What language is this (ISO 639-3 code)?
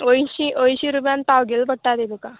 kok